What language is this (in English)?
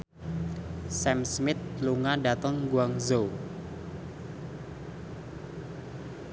Javanese